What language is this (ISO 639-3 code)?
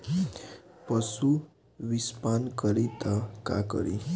bho